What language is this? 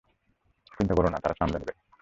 Bangla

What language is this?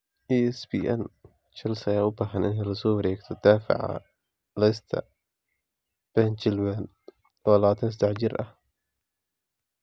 Somali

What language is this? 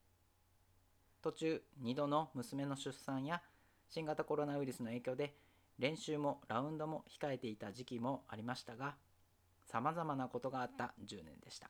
Japanese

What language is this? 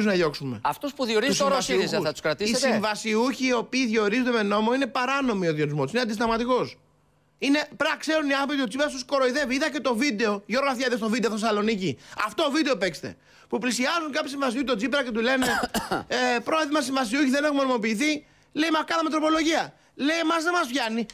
Greek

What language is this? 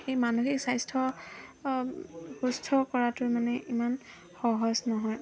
Assamese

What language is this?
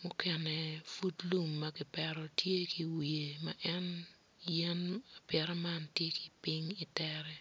Acoli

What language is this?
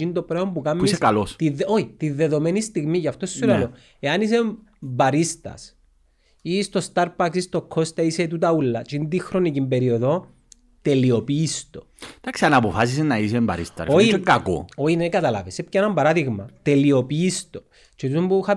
Greek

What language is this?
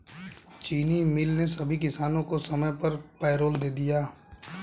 Hindi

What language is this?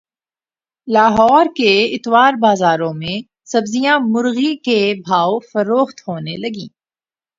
Urdu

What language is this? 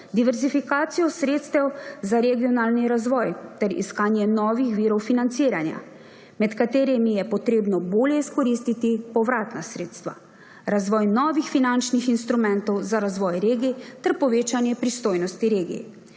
Slovenian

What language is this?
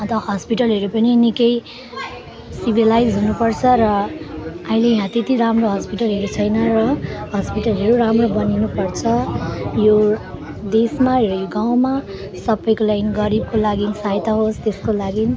Nepali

